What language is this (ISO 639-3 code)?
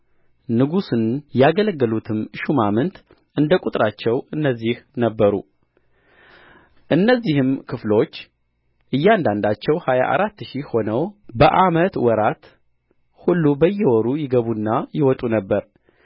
amh